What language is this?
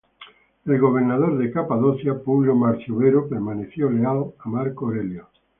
Spanish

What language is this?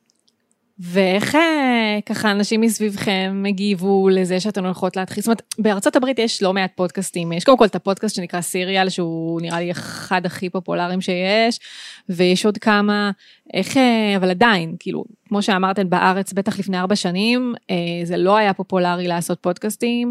Hebrew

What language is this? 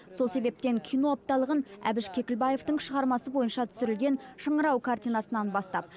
Kazakh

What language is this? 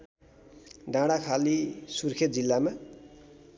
Nepali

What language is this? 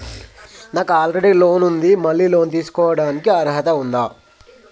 Telugu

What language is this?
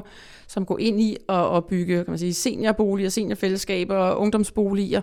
Danish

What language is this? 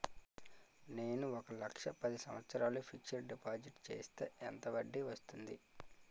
Telugu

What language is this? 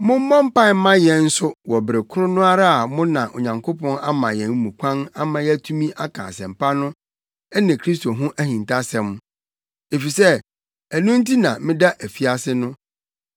Akan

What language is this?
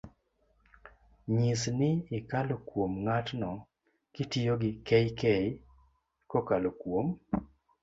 Luo (Kenya and Tanzania)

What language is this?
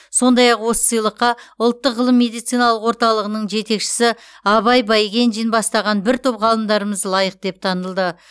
Kazakh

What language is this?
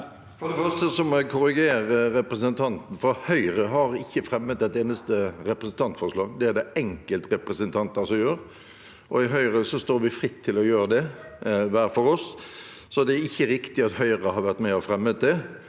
Norwegian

